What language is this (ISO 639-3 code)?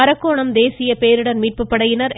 tam